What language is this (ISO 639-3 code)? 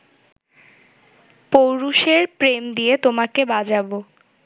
ben